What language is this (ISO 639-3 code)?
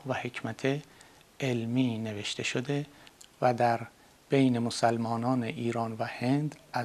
fas